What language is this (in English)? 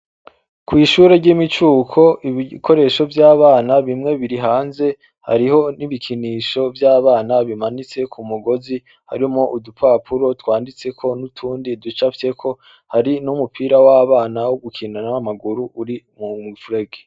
Rundi